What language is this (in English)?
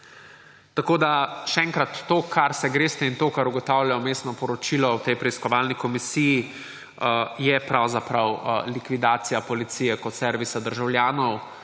Slovenian